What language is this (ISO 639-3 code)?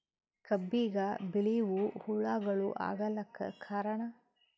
kan